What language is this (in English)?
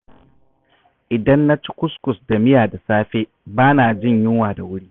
Hausa